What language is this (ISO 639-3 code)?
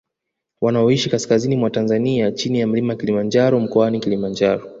swa